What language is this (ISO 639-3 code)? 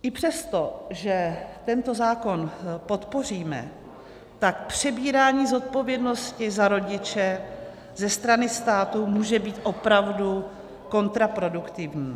ces